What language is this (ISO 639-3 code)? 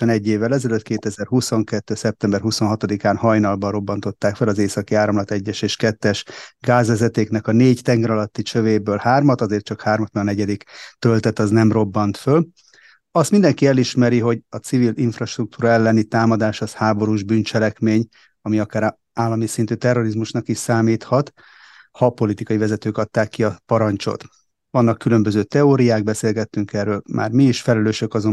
hun